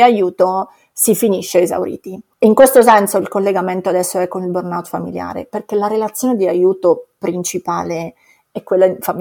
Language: Italian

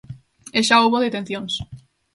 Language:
Galician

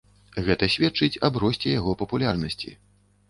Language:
Belarusian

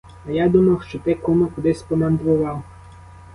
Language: Ukrainian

